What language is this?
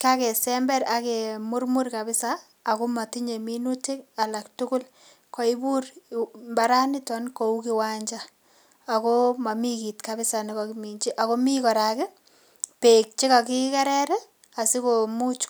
Kalenjin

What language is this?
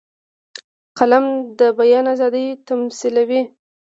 Pashto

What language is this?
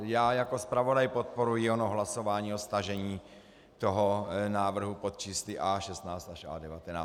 Czech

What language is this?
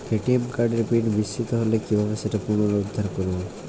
Bangla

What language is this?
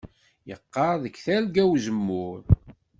Kabyle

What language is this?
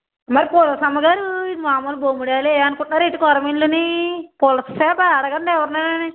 Telugu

